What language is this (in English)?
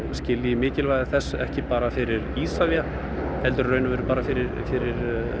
Icelandic